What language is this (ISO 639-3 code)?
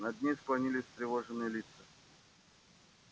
rus